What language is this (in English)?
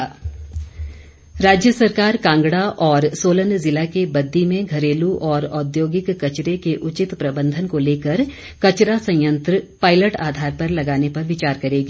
Hindi